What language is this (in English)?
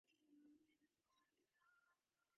Divehi